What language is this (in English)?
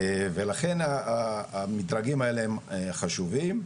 Hebrew